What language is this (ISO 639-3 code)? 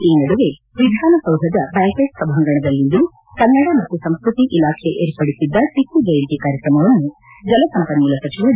kan